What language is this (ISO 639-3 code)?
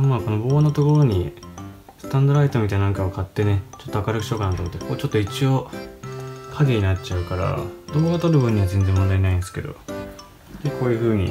jpn